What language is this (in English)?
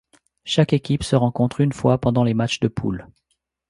French